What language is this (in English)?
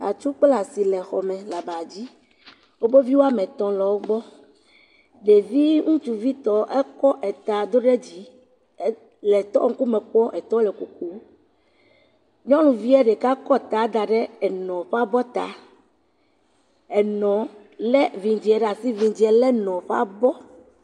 Ewe